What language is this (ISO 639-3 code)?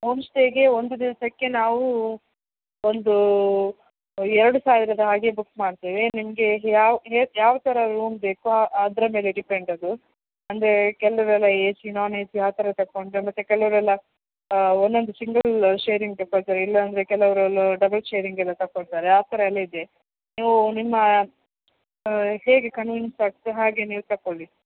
kan